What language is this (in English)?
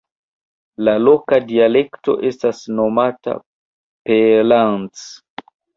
Esperanto